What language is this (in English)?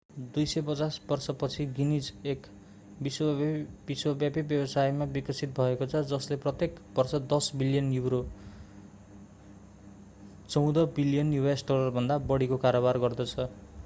Nepali